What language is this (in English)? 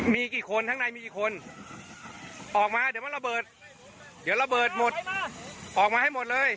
Thai